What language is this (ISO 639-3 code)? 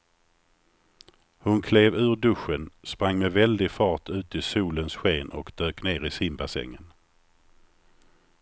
swe